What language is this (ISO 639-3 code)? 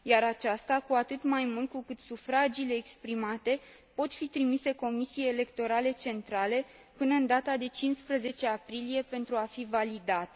ron